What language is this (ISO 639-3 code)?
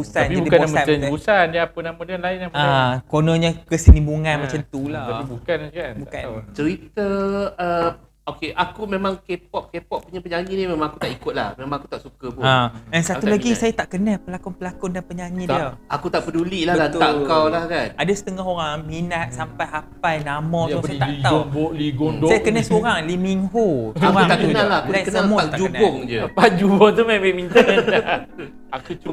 msa